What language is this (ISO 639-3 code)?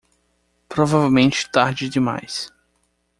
por